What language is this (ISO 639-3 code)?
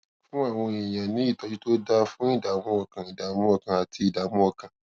yor